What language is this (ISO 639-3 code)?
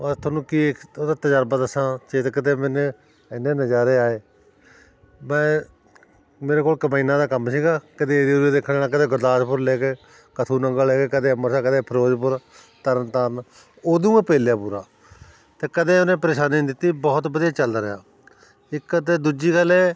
pan